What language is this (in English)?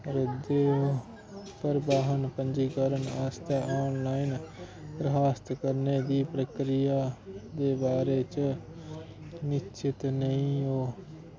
Dogri